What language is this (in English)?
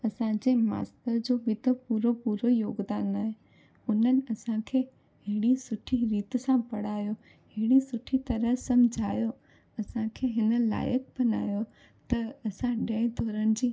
Sindhi